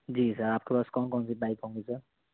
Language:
Urdu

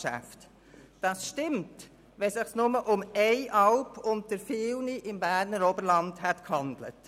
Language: Swiss German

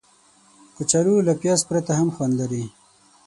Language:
Pashto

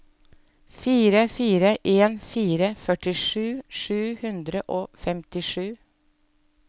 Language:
Norwegian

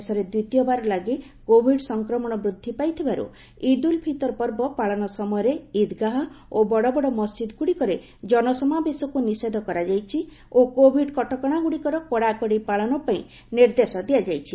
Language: Odia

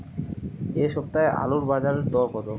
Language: Bangla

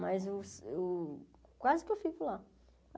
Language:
Portuguese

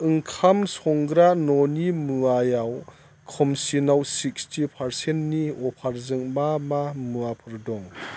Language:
Bodo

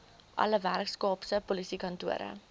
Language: Afrikaans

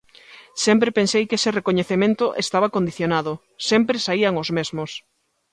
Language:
Galician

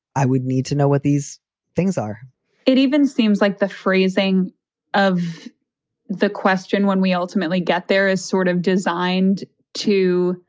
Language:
English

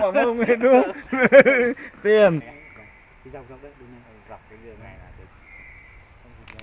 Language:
Vietnamese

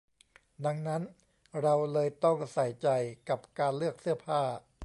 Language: Thai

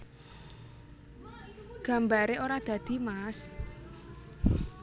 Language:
Javanese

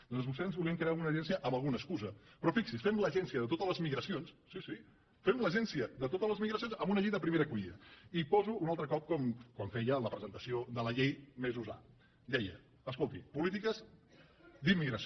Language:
Catalan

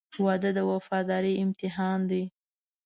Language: Pashto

